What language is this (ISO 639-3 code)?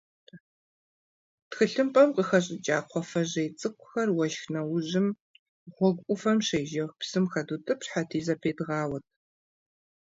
kbd